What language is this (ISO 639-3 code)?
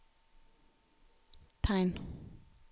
nor